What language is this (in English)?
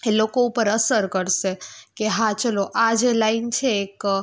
Gujarati